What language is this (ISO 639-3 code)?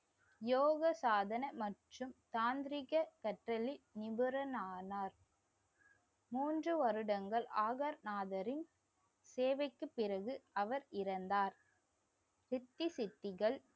tam